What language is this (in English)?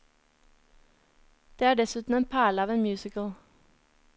Norwegian